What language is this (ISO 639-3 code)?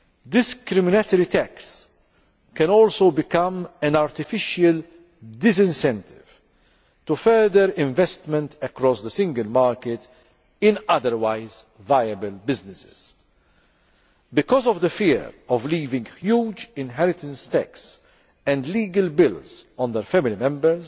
eng